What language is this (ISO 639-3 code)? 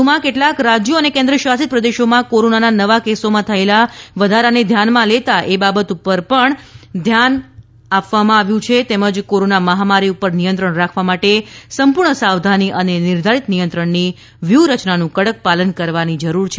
guj